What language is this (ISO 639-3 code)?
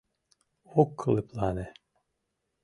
chm